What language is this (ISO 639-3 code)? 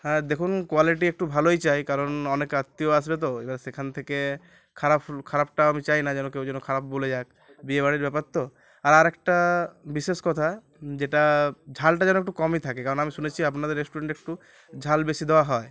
ben